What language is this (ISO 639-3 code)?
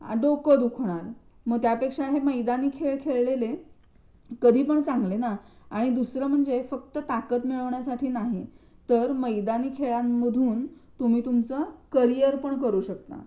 mar